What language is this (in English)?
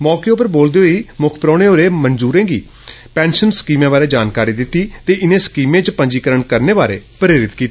Dogri